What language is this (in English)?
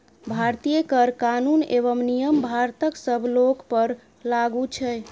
Maithili